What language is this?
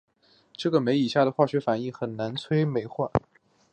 Chinese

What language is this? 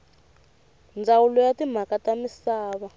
Tsonga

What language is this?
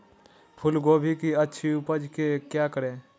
Magahi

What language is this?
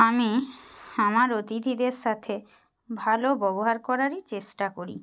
Bangla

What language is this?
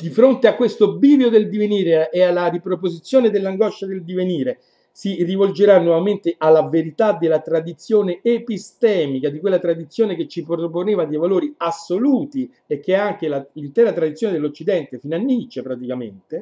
Italian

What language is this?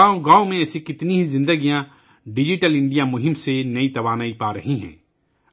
Urdu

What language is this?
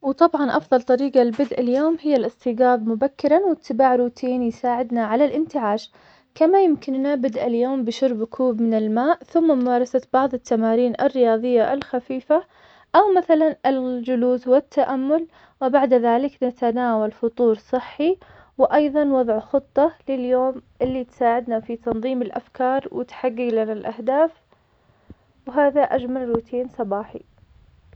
Omani Arabic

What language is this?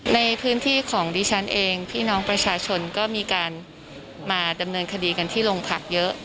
Thai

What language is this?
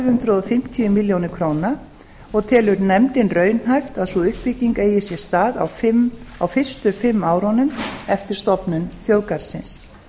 Icelandic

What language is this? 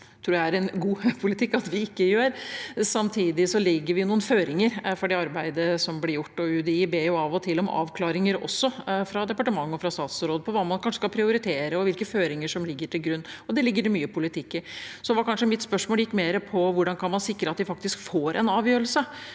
Norwegian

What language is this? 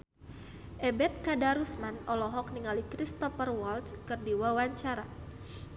Sundanese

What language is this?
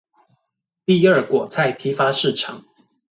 Chinese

